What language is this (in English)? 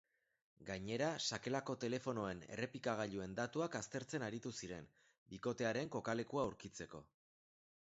Basque